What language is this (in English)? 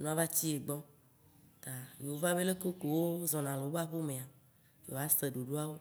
Waci Gbe